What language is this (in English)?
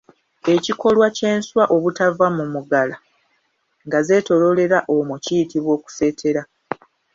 Ganda